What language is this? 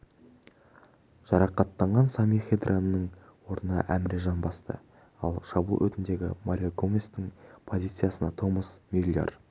Kazakh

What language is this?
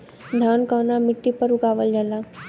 Bhojpuri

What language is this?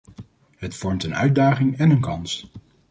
Dutch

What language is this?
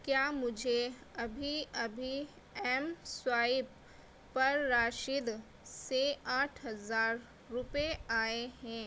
Urdu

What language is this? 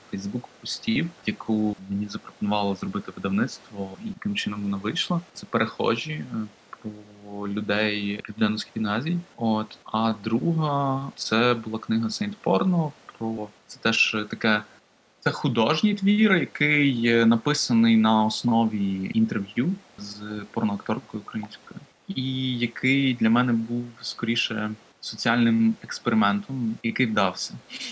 Ukrainian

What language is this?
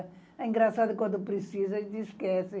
Portuguese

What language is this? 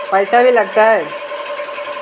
Magahi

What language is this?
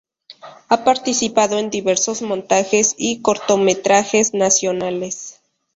Spanish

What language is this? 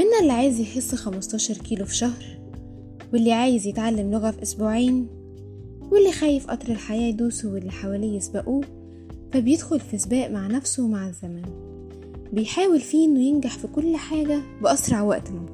Arabic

